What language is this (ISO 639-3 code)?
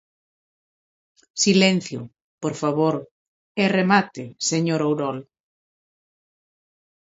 glg